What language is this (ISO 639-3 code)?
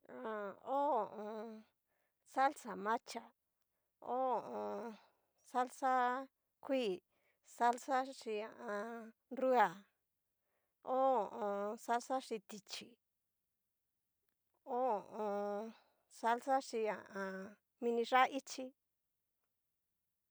miu